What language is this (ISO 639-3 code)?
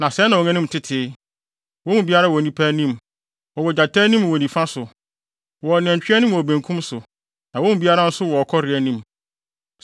aka